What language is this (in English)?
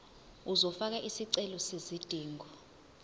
Zulu